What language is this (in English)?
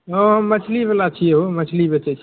Maithili